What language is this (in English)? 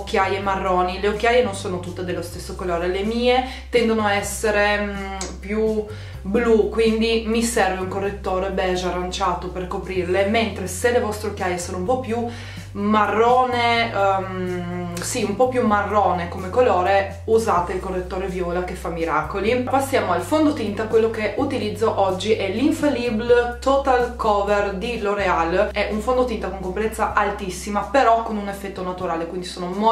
Italian